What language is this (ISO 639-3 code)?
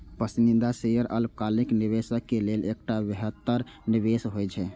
mai